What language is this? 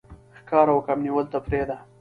Pashto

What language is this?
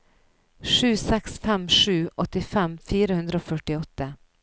Norwegian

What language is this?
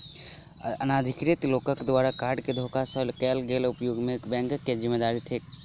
Maithili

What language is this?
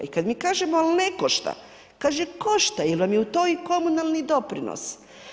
Croatian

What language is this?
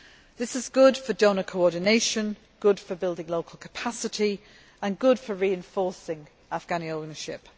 English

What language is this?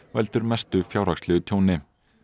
Icelandic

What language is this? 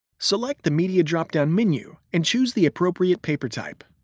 English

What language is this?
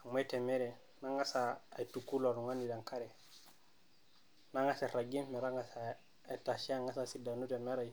Masai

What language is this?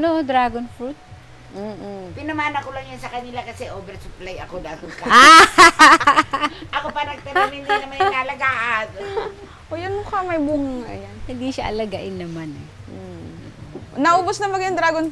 Filipino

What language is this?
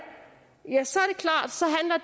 Danish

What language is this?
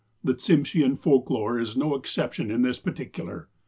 English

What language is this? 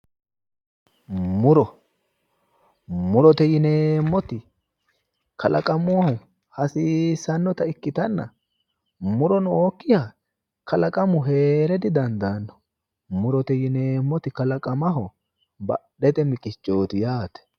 Sidamo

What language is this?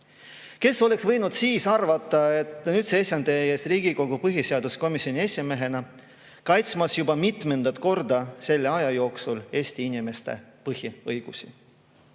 Estonian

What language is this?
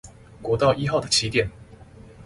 Chinese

